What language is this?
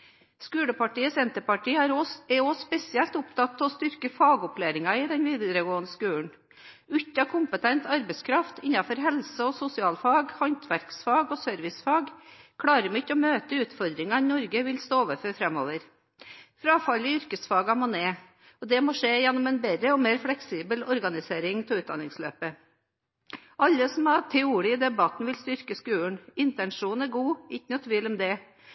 Norwegian Bokmål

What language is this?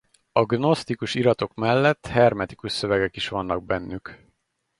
Hungarian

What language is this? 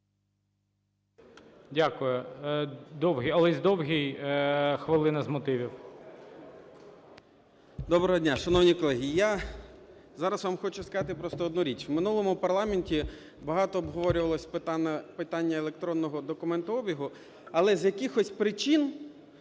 Ukrainian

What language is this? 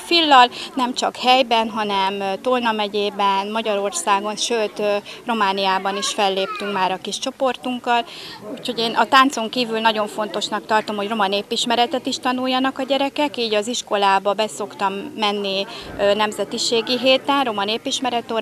Hungarian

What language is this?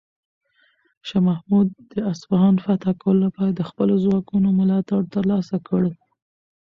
Pashto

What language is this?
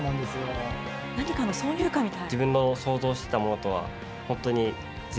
Japanese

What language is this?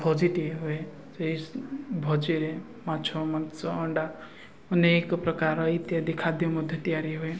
Odia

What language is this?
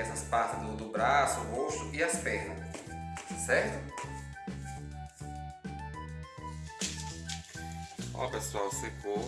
Portuguese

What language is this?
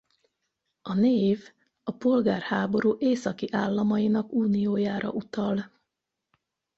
Hungarian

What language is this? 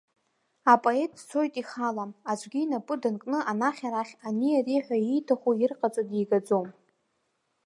Abkhazian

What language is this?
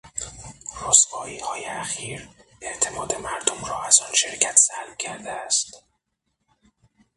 Persian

